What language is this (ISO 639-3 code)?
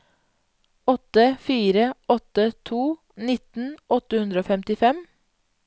nor